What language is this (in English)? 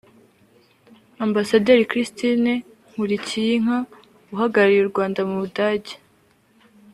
Kinyarwanda